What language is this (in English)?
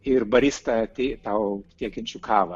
Lithuanian